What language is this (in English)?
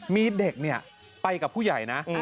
Thai